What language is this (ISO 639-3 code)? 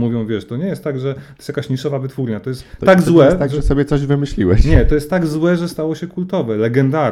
pol